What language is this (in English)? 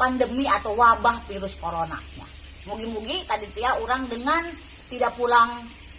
Indonesian